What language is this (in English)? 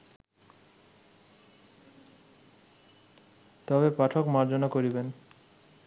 Bangla